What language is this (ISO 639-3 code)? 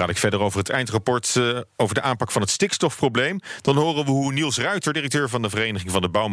nld